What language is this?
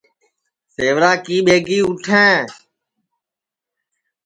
Sansi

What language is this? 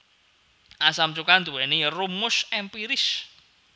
Javanese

